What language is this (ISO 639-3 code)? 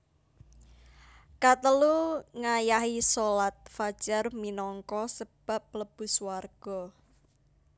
jav